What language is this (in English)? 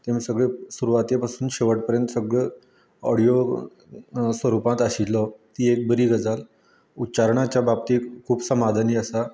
Konkani